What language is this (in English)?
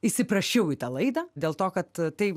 Lithuanian